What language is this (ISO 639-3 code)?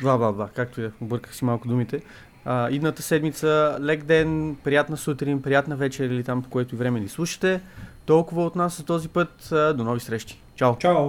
bul